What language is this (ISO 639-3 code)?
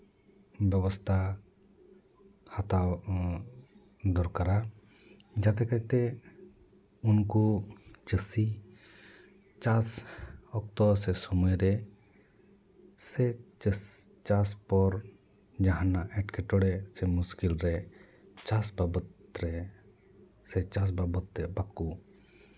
sat